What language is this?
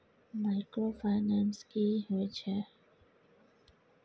Maithili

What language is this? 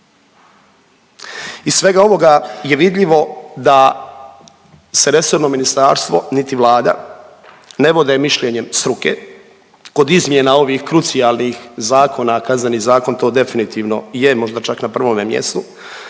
Croatian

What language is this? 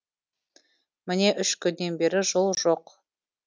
Kazakh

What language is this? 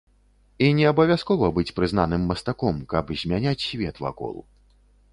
Belarusian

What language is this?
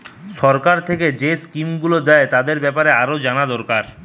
Bangla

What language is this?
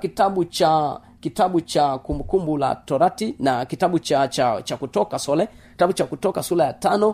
Swahili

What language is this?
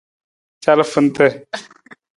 Nawdm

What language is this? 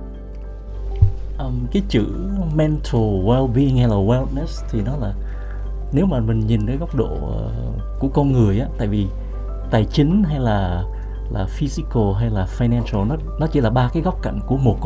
Vietnamese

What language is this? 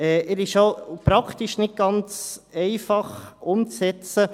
Swiss German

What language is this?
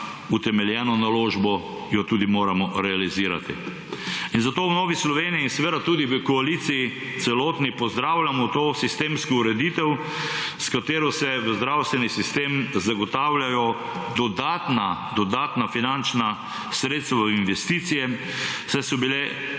Slovenian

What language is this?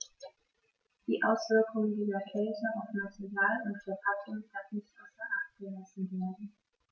German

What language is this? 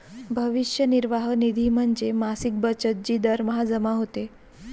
Marathi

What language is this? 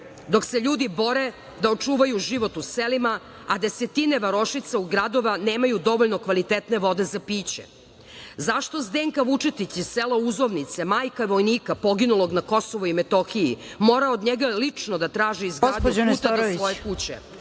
Serbian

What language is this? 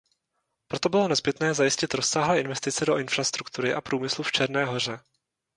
Czech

